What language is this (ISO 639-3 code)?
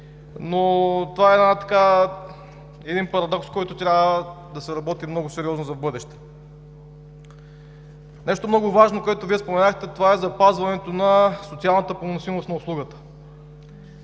bul